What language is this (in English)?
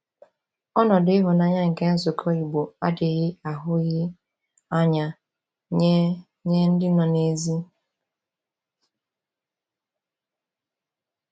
Igbo